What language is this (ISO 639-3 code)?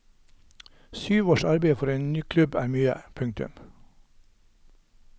nor